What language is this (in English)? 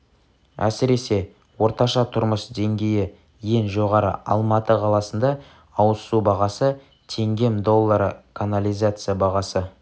Kazakh